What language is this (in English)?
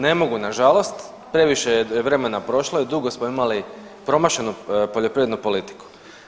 Croatian